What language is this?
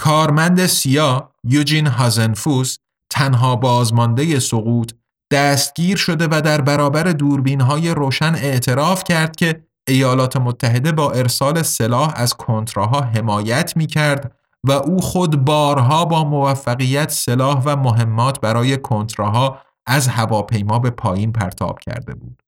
Persian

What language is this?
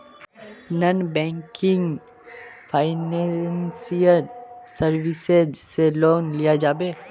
Magahi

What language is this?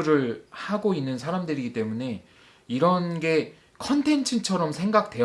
Korean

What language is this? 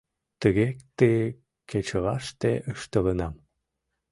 Mari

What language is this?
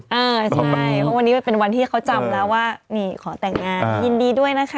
Thai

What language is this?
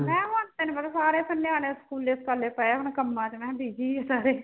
Punjabi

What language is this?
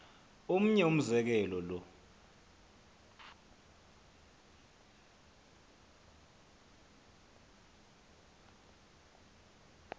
Xhosa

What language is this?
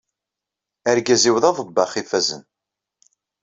Kabyle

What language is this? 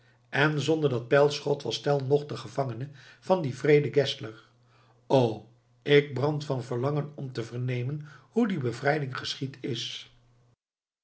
Dutch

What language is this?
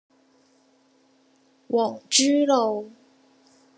Cantonese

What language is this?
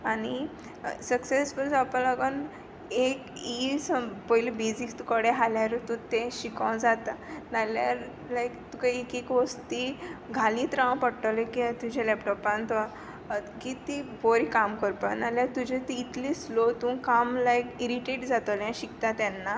Konkani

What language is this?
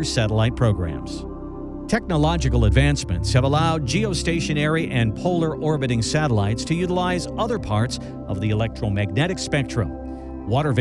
English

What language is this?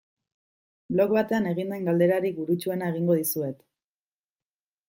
Basque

